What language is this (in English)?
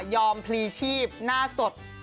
Thai